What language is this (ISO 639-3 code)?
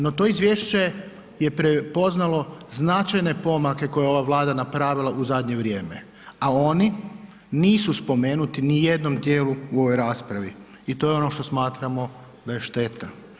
hrv